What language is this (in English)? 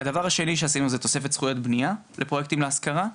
Hebrew